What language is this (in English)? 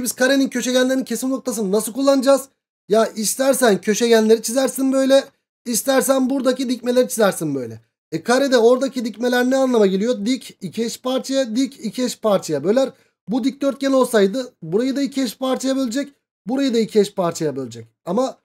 Turkish